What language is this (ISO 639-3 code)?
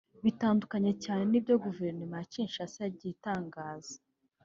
kin